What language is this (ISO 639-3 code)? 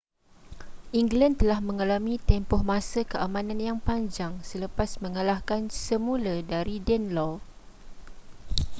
msa